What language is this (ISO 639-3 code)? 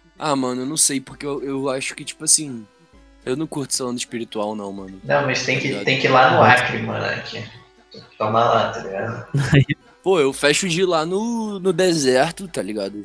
por